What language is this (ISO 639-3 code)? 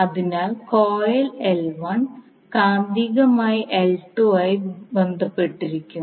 mal